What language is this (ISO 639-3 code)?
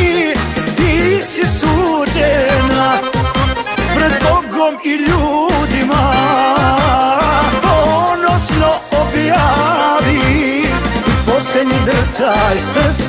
ara